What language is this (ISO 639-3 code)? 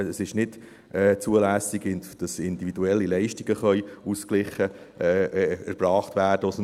gsw